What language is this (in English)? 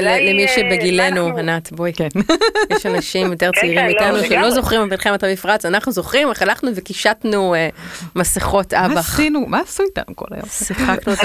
Hebrew